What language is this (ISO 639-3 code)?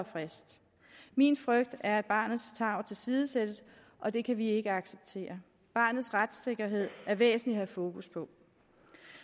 dan